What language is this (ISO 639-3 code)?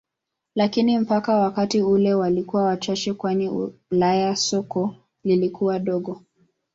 swa